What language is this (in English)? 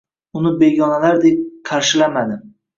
Uzbek